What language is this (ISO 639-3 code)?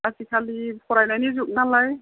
brx